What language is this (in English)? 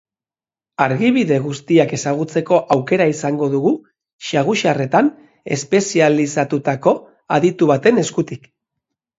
Basque